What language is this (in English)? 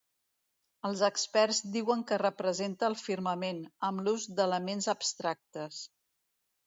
Catalan